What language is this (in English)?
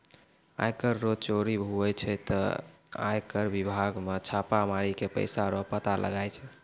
Maithili